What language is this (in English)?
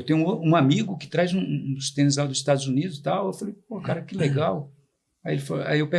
Portuguese